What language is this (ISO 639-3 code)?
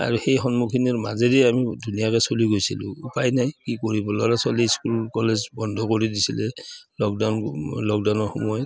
asm